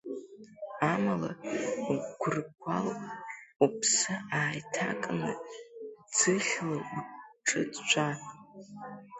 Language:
Abkhazian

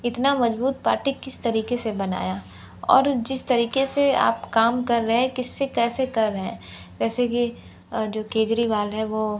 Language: Hindi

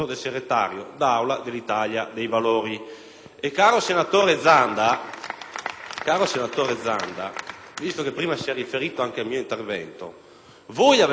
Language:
Italian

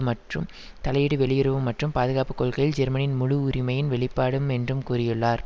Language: Tamil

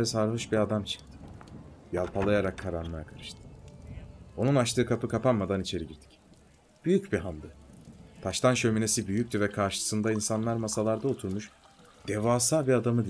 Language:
Turkish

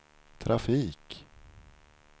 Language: Swedish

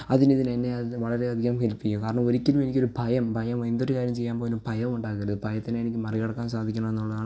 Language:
Malayalam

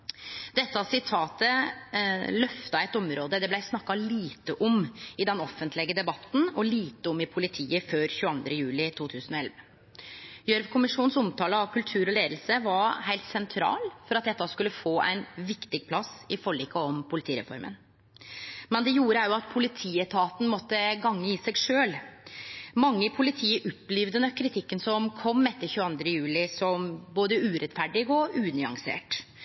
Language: Norwegian Nynorsk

